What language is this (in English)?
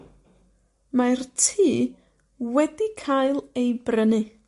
Welsh